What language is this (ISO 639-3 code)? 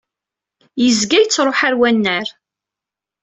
kab